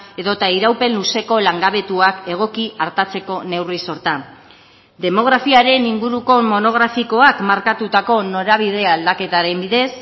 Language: Basque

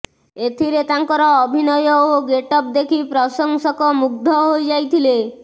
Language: Odia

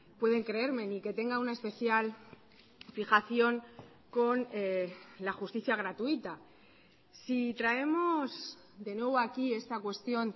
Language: Spanish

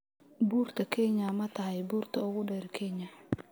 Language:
Somali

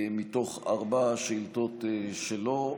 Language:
Hebrew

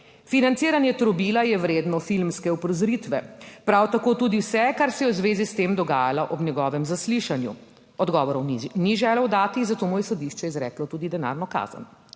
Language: Slovenian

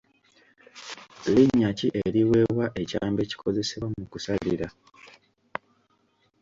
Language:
Ganda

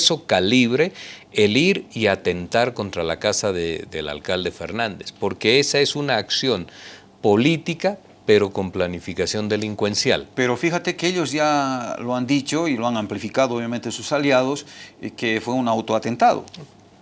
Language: Spanish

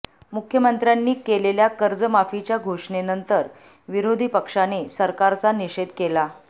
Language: Marathi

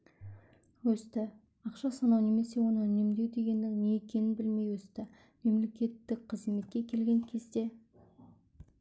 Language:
Kazakh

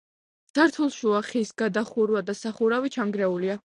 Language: Georgian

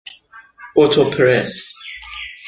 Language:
Persian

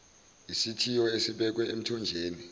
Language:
Zulu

